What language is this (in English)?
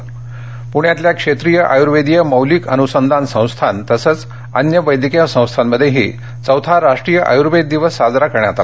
Marathi